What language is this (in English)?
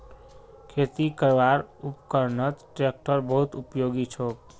Magahi